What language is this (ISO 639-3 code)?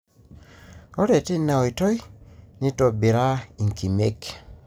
mas